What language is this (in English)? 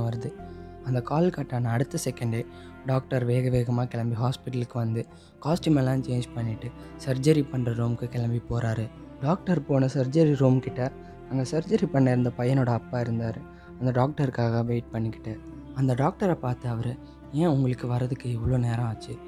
Tamil